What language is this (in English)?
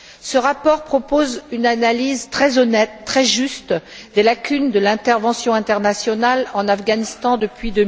French